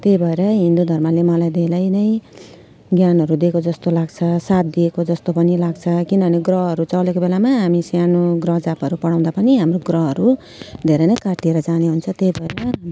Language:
Nepali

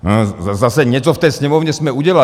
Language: Czech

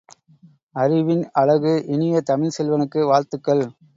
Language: Tamil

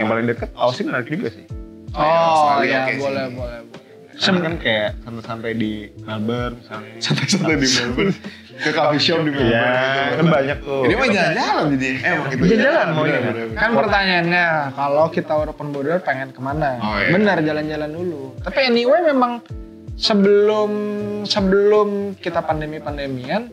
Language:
Indonesian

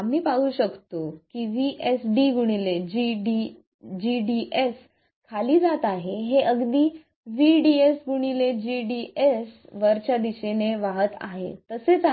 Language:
Marathi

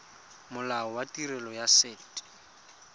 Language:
Tswana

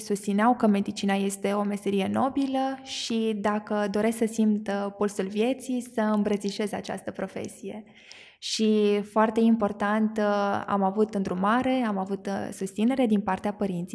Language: Romanian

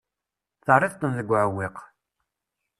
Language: Kabyle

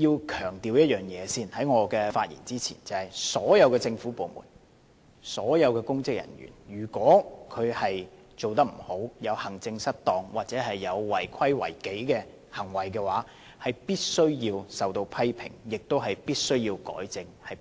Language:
Cantonese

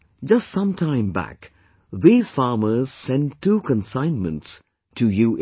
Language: English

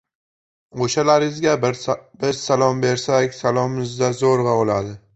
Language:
Uzbek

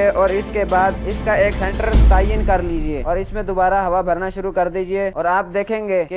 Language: Urdu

